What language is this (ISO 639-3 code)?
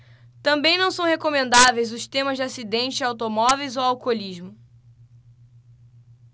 por